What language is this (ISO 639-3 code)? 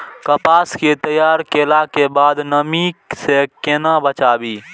mai